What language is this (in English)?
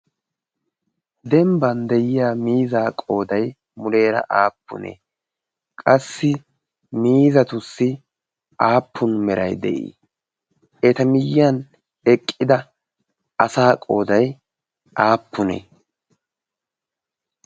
Wolaytta